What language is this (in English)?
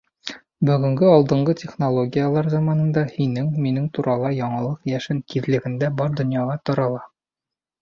Bashkir